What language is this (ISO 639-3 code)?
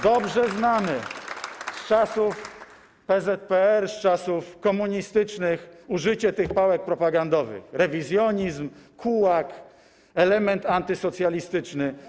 pol